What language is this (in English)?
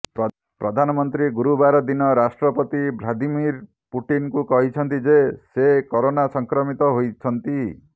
Odia